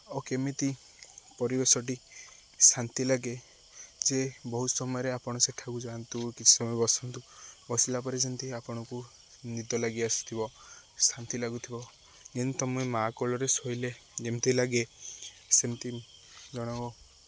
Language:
Odia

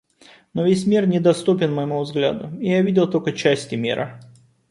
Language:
Russian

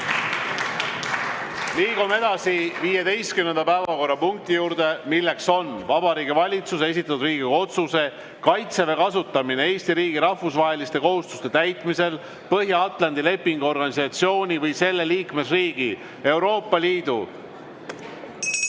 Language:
Estonian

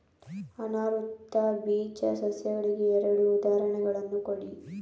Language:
Kannada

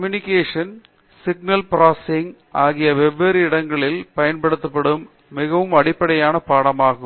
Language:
Tamil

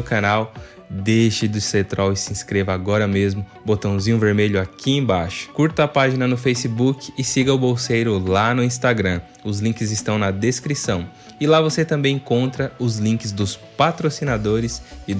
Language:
Portuguese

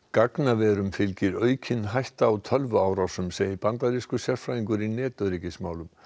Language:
Icelandic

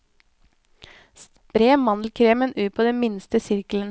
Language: Norwegian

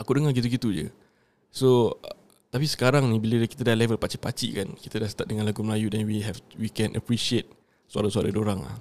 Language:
Malay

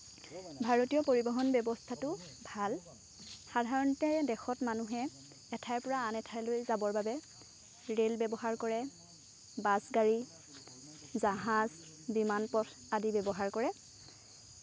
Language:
Assamese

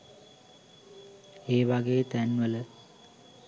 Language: Sinhala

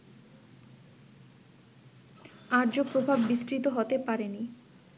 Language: Bangla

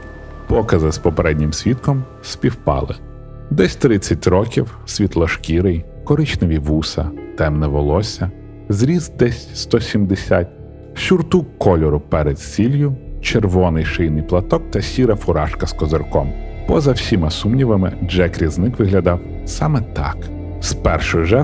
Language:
Ukrainian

